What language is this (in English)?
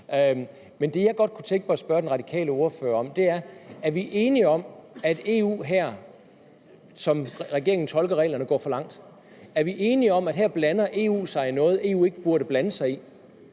Danish